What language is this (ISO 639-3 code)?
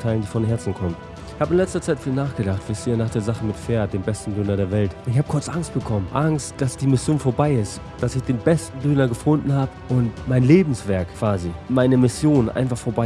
deu